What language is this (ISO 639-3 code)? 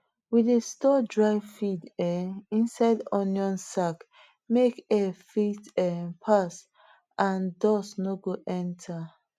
pcm